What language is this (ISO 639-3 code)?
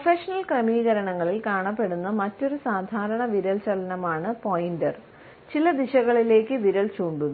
mal